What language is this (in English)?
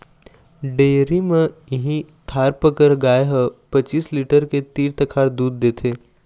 Chhattisgarhi